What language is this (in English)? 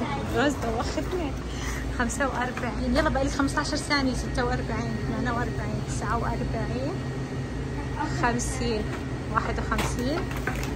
Arabic